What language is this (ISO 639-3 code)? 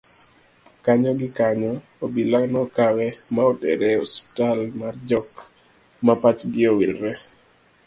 luo